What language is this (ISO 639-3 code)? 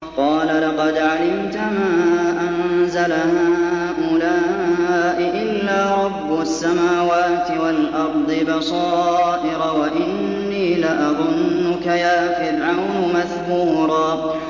ara